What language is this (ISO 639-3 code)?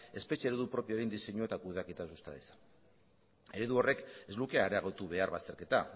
eus